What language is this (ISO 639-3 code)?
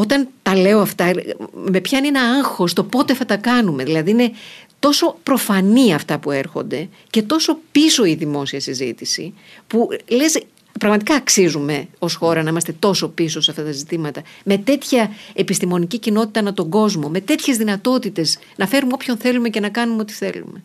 ell